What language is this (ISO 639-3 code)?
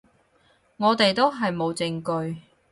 yue